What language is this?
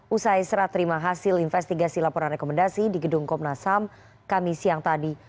Indonesian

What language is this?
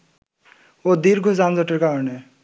Bangla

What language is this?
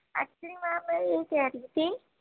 Urdu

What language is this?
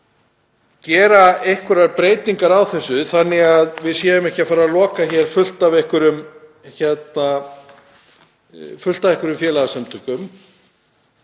Icelandic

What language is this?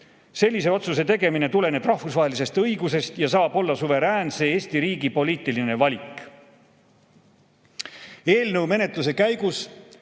Estonian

